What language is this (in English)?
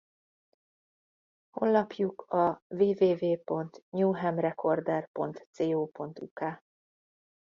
Hungarian